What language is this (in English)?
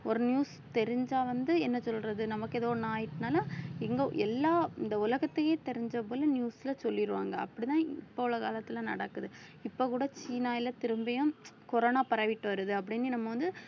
Tamil